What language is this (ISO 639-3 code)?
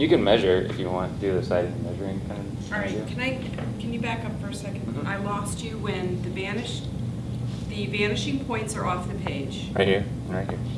eng